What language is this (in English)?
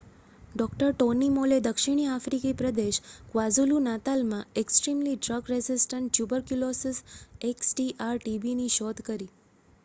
Gujarati